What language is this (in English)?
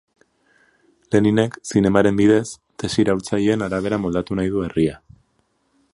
Basque